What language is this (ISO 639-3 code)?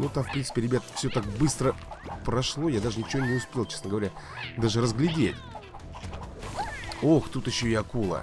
rus